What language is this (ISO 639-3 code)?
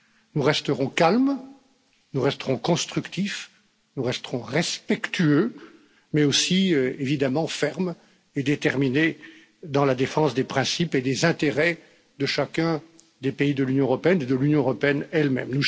fra